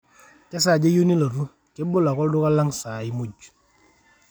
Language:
Masai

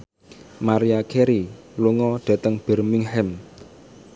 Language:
Javanese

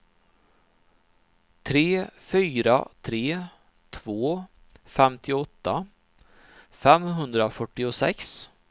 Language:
Swedish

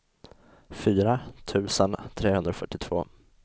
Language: Swedish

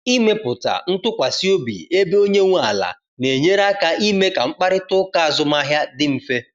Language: Igbo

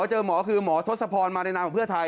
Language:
Thai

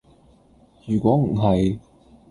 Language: Cantonese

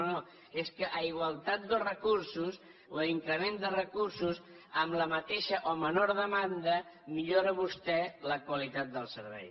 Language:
Catalan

